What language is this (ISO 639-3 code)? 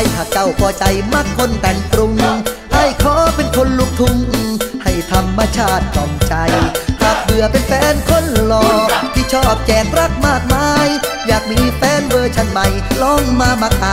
tha